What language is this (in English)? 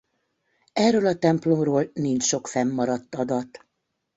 Hungarian